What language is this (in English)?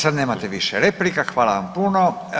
Croatian